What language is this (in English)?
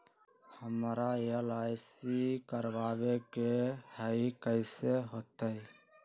Magahi